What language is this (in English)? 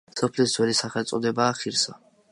Georgian